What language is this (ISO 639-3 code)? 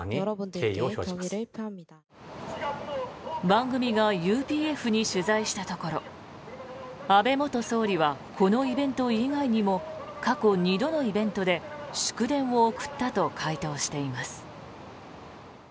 jpn